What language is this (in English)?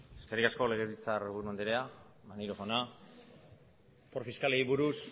Basque